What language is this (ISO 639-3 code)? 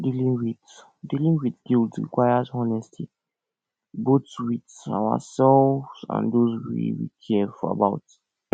pcm